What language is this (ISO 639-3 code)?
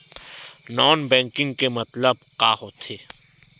hne